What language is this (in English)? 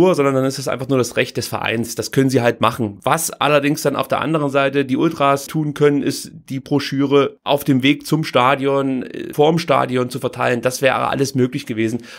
German